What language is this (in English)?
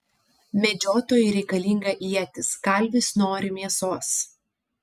Lithuanian